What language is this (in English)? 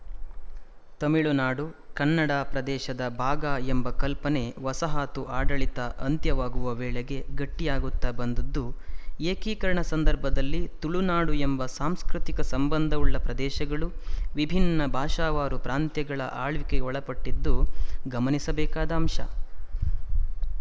Kannada